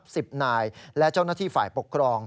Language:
Thai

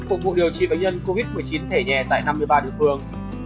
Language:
Vietnamese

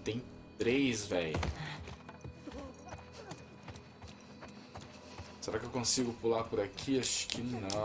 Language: Portuguese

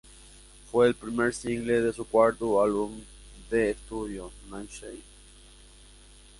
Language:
Spanish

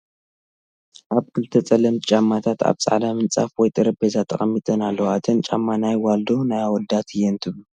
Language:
Tigrinya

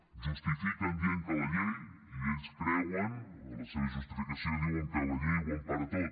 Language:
Catalan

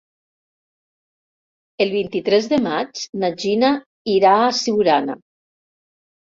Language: Catalan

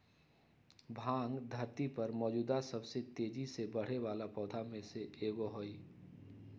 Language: Magahi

